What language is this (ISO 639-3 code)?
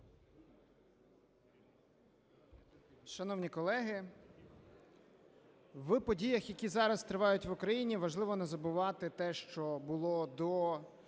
ukr